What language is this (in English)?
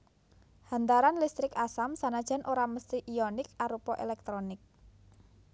Javanese